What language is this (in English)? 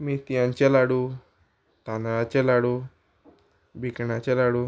Konkani